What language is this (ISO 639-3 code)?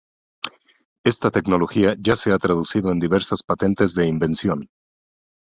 spa